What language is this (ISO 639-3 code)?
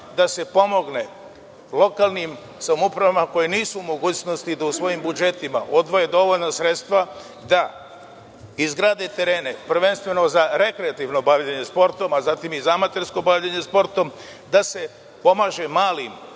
srp